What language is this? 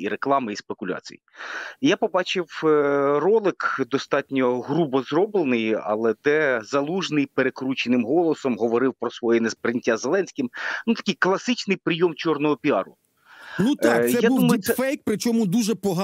Ukrainian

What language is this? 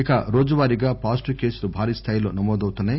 Telugu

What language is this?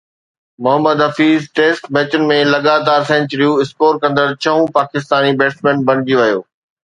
Sindhi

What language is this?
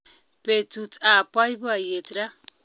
Kalenjin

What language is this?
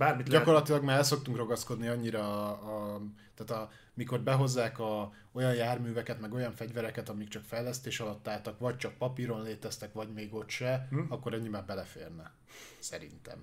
Hungarian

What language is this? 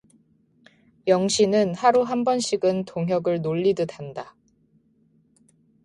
Korean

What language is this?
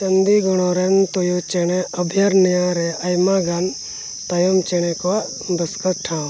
Santali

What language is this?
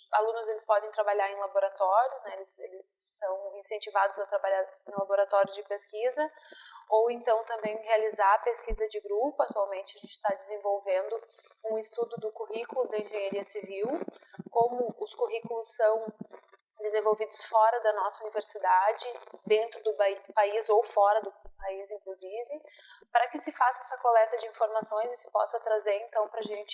Portuguese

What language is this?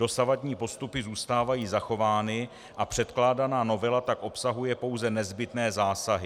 Czech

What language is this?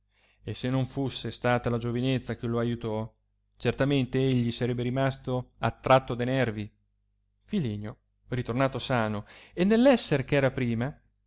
Italian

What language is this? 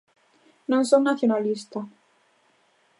Galician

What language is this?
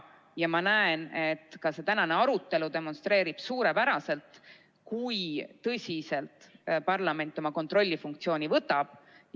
Estonian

